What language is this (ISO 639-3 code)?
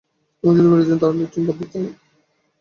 ben